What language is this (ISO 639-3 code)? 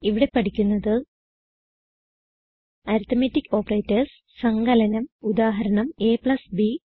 mal